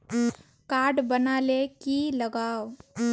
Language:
Magahi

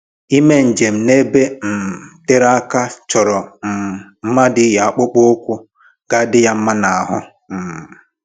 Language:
Igbo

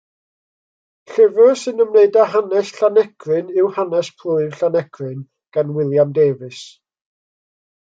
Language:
Welsh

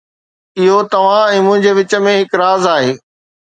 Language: Sindhi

